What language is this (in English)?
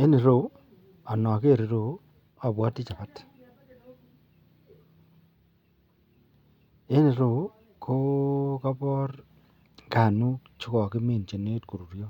Kalenjin